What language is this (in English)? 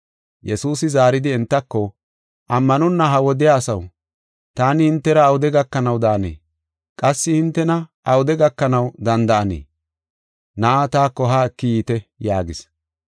Gofa